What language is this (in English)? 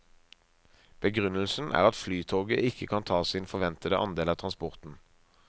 Norwegian